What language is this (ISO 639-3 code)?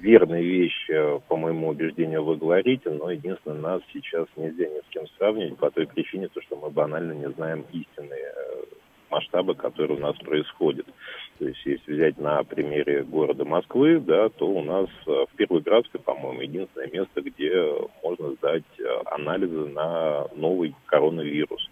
rus